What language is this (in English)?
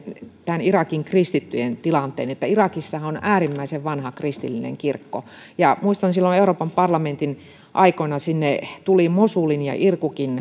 Finnish